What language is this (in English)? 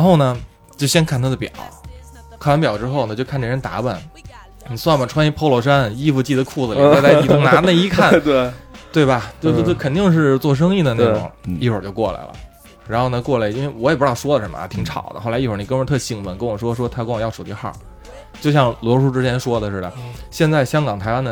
Chinese